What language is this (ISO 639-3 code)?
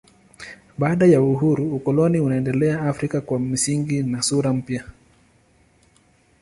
swa